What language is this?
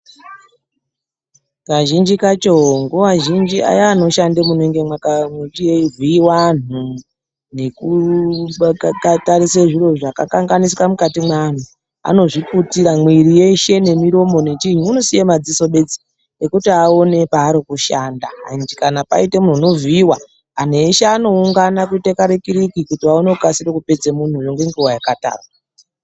Ndau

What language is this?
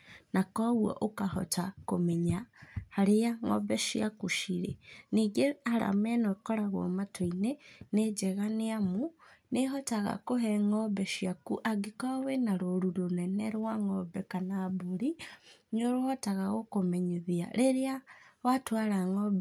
Kikuyu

